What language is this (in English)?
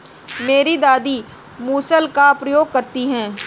Hindi